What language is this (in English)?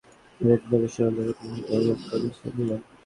Bangla